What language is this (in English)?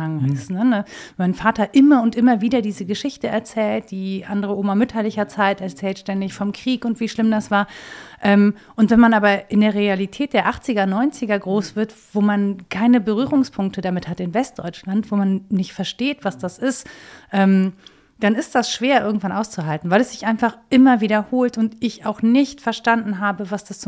German